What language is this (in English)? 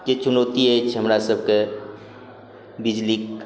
Maithili